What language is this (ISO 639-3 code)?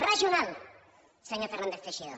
cat